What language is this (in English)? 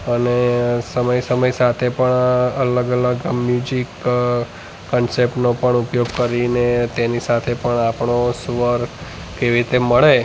Gujarati